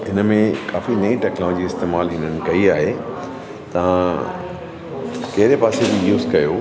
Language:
Sindhi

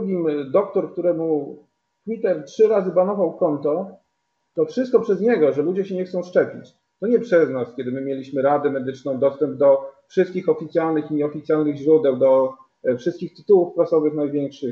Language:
Polish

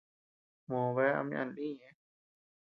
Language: Tepeuxila Cuicatec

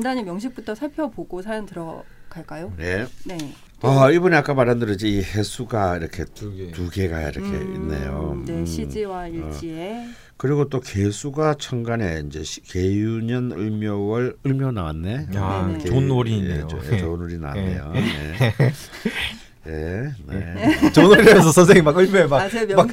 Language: Korean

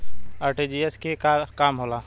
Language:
Bhojpuri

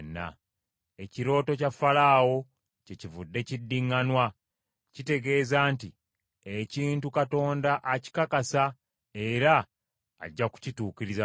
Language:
Ganda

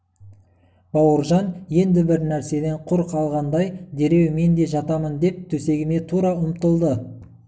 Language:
Kazakh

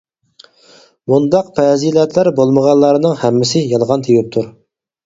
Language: Uyghur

